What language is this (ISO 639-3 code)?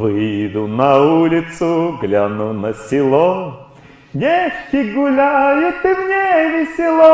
rus